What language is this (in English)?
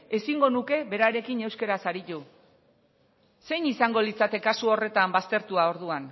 Basque